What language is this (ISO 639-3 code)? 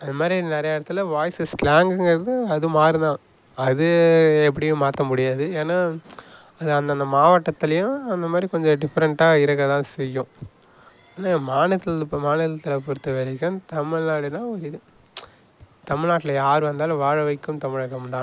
tam